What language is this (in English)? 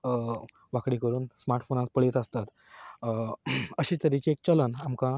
Konkani